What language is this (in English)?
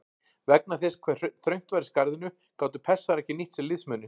Icelandic